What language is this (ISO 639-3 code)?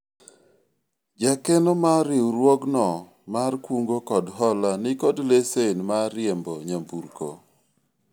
luo